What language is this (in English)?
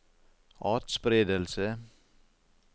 Norwegian